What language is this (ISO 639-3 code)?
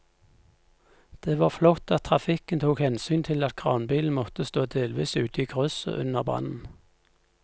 nor